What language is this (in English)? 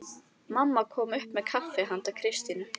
Icelandic